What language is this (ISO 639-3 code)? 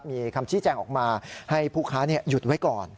tha